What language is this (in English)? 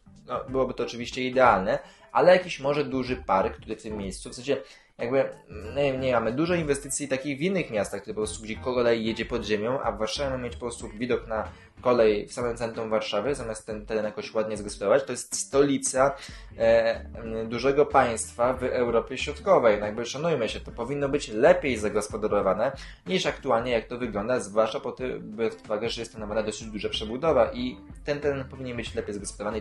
Polish